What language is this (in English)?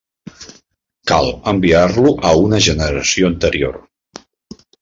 Catalan